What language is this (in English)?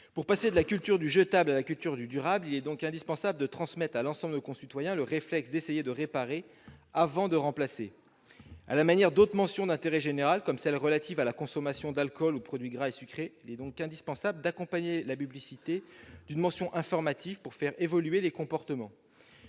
French